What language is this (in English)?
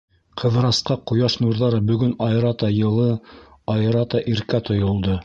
Bashkir